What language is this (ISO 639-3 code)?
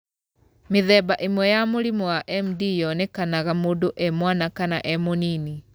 kik